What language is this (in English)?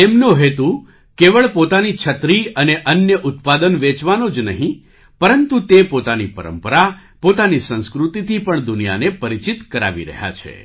Gujarati